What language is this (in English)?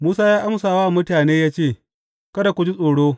Hausa